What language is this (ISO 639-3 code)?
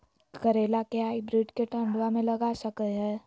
mag